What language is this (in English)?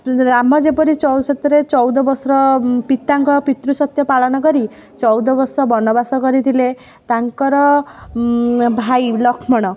Odia